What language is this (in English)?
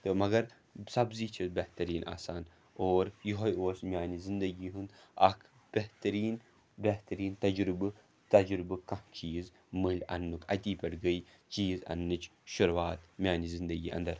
Kashmiri